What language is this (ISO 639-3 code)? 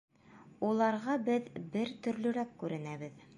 bak